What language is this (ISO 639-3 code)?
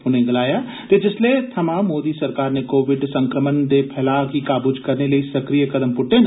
doi